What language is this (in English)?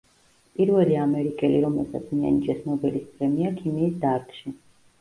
Georgian